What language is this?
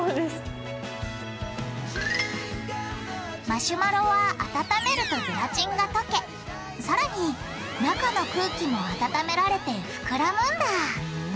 Japanese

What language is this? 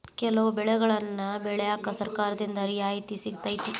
Kannada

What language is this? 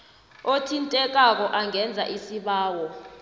South Ndebele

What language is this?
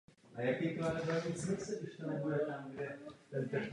Czech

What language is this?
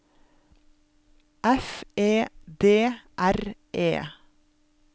Norwegian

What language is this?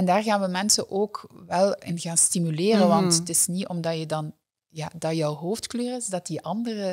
Dutch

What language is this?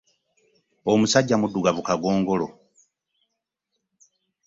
Ganda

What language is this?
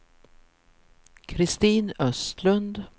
Swedish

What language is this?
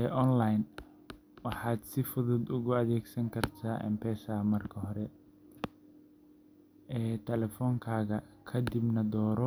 Somali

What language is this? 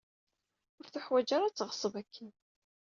Kabyle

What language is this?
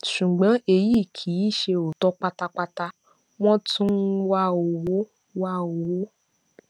Yoruba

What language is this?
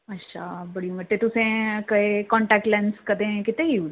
Dogri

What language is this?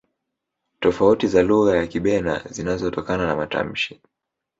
Swahili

